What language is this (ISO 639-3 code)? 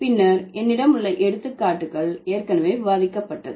tam